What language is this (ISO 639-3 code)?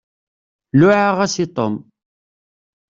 kab